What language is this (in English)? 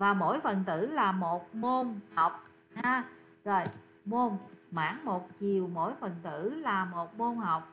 Vietnamese